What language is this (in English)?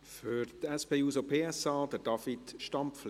Swiss German